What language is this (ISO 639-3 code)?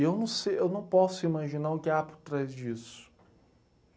por